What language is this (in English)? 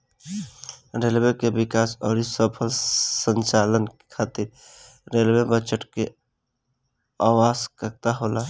Bhojpuri